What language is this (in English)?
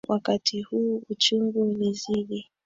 Swahili